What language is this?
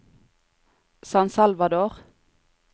Norwegian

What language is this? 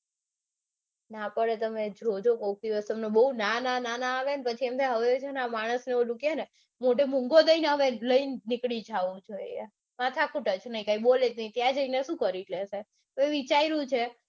Gujarati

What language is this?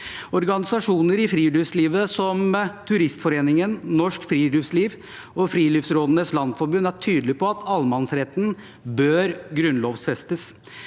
Norwegian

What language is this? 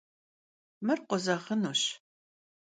Kabardian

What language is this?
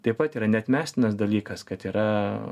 Lithuanian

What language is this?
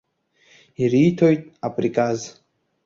Abkhazian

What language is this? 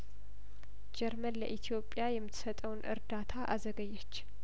Amharic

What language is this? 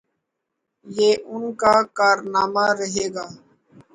Urdu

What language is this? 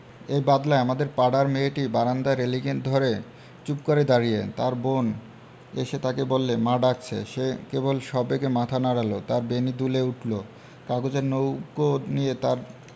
Bangla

